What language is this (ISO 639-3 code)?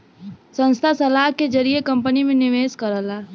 bho